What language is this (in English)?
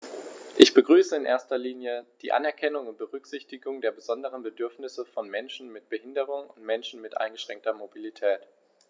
German